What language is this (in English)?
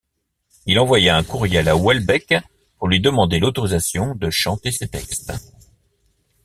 French